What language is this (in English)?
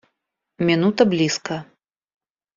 Russian